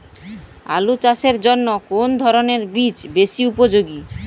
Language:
Bangla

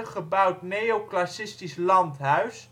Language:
Dutch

